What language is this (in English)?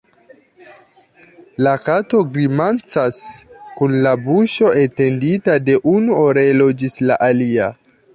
Esperanto